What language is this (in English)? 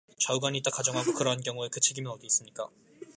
Korean